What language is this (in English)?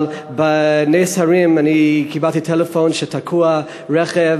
Hebrew